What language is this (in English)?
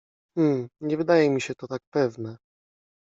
Polish